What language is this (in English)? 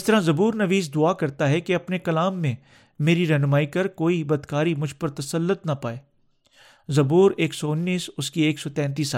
Urdu